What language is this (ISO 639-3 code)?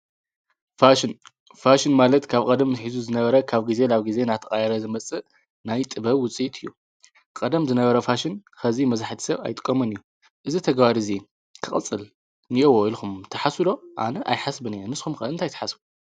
tir